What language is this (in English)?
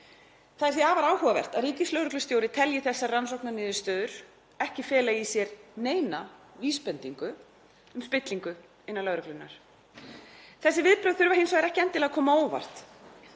Icelandic